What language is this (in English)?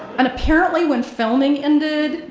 English